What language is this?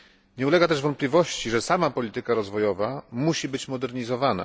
Polish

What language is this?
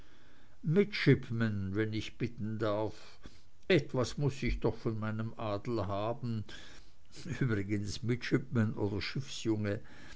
German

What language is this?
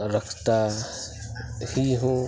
Urdu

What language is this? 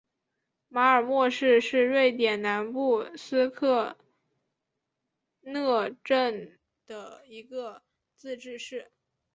Chinese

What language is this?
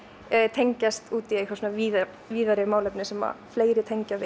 Icelandic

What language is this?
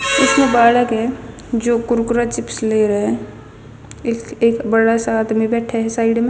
Haryanvi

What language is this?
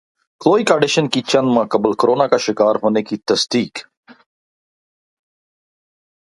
Urdu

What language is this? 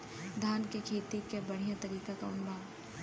Bhojpuri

